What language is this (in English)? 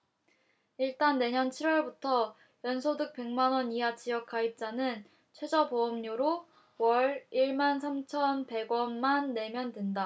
Korean